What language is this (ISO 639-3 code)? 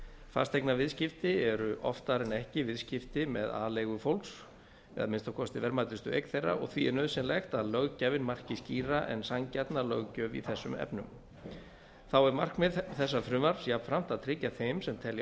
isl